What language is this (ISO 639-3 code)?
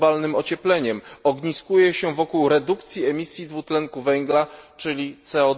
pol